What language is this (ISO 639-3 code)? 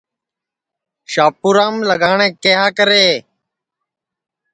ssi